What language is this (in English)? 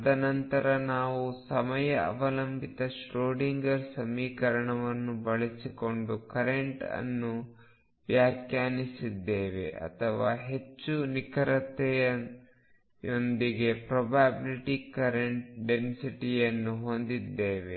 Kannada